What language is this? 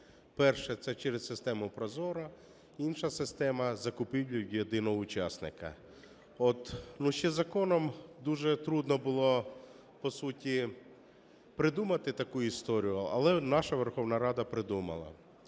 Ukrainian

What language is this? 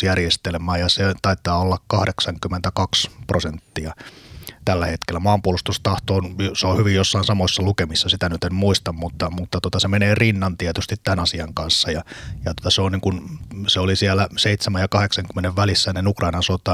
Finnish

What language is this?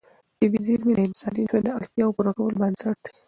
Pashto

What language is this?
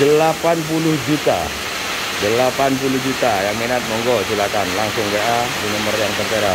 Indonesian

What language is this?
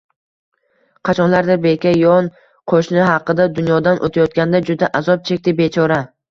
Uzbek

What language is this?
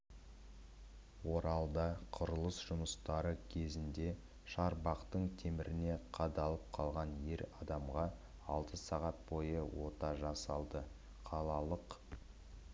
Kazakh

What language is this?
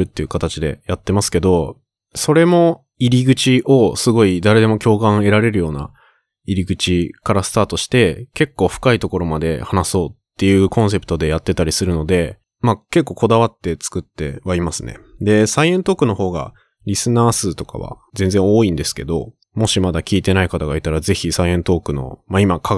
Japanese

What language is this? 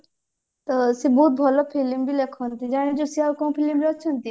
Odia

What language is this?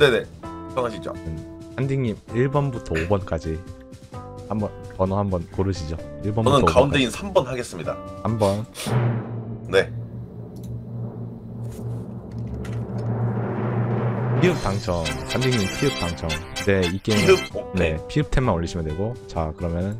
Korean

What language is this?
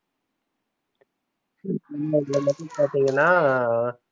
Tamil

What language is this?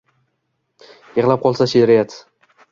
Uzbek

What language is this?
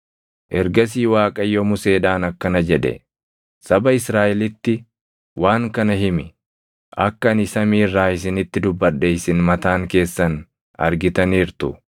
Oromo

